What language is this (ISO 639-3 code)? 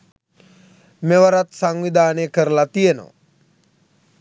sin